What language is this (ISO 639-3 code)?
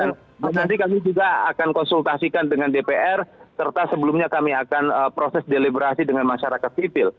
ind